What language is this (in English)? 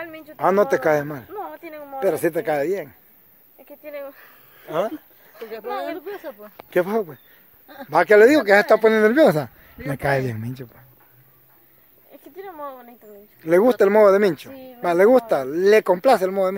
Spanish